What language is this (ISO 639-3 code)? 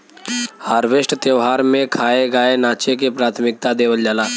bho